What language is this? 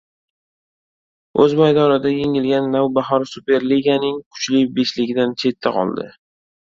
Uzbek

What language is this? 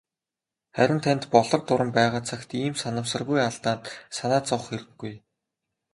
Mongolian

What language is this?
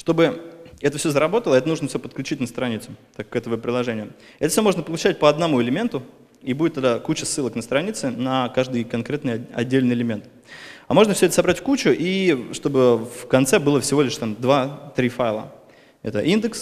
Russian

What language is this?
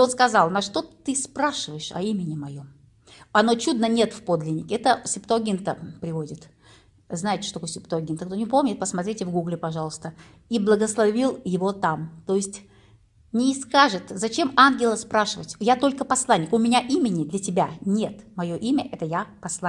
Russian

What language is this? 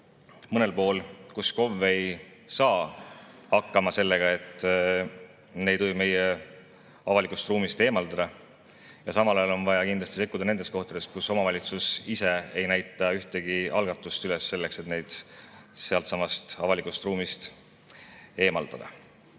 Estonian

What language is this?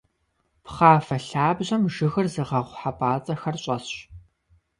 Kabardian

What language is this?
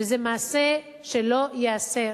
Hebrew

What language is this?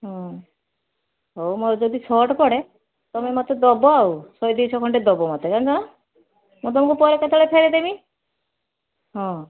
Odia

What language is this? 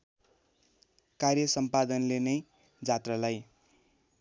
Nepali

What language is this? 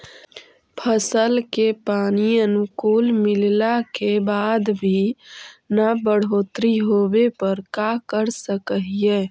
Magahi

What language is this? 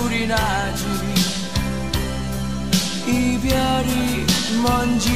Korean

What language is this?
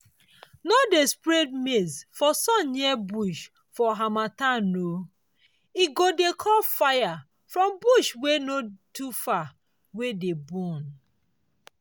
Nigerian Pidgin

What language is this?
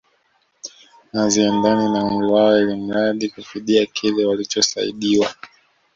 Swahili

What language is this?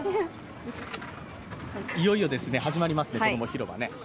Japanese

